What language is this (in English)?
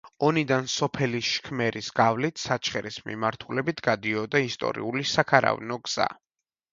Georgian